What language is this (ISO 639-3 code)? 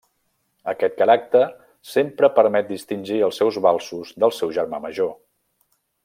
cat